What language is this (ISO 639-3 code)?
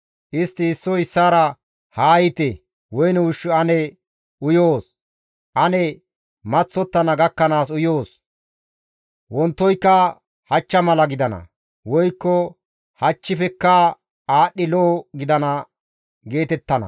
gmv